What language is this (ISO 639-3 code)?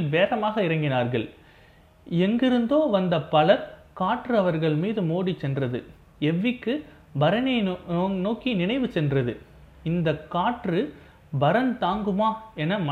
tam